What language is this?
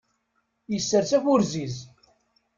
Kabyle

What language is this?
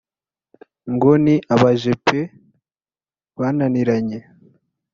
Kinyarwanda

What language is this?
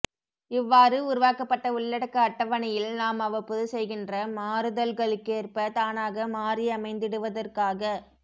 Tamil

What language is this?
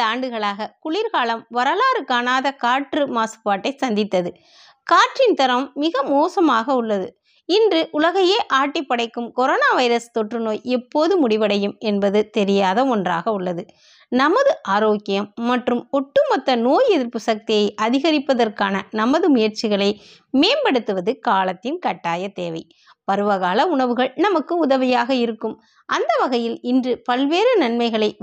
Tamil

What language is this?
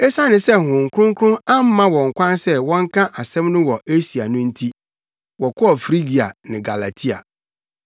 Akan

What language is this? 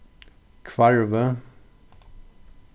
Faroese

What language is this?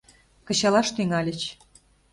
Mari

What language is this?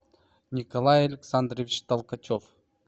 Russian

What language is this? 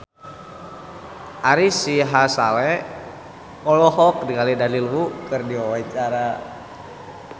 Sundanese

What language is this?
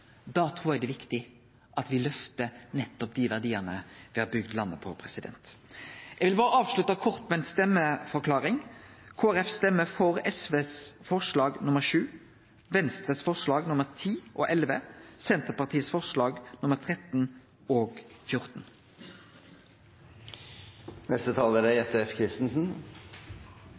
Norwegian Nynorsk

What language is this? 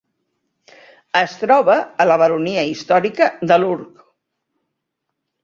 Catalan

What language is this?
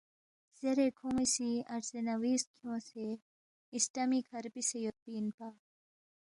Balti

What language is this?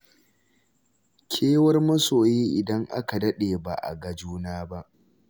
Hausa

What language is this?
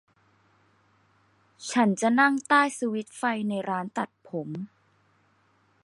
Thai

